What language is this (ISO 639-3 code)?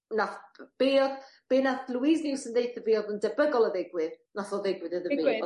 cym